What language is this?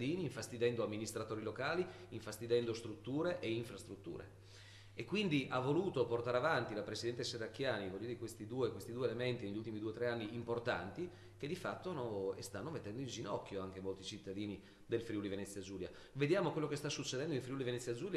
Italian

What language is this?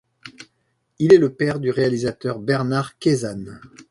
French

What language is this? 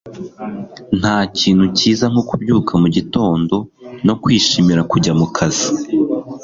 Kinyarwanda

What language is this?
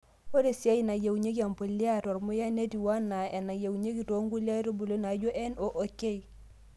Masai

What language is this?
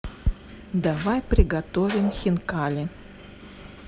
Russian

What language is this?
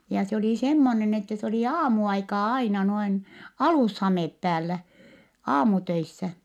Finnish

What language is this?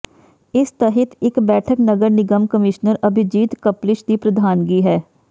Punjabi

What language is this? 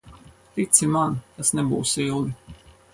Latvian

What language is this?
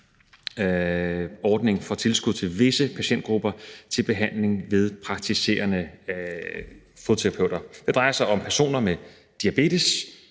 Danish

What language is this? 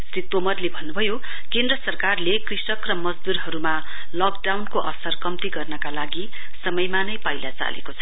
Nepali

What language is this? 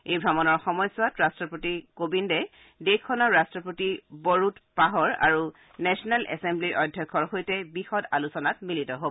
Assamese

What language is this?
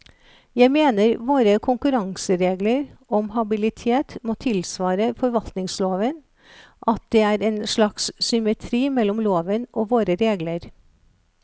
Norwegian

